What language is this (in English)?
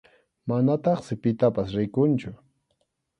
Arequipa-La Unión Quechua